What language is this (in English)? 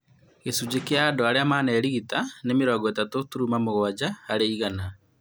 Kikuyu